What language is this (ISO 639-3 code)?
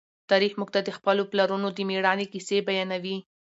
pus